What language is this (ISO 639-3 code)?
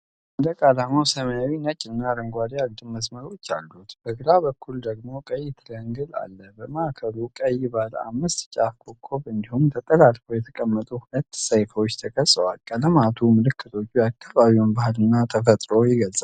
amh